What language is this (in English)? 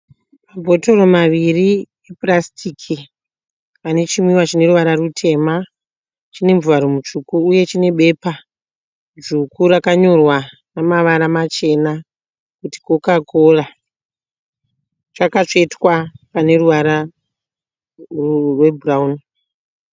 Shona